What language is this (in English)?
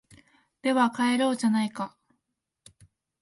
Japanese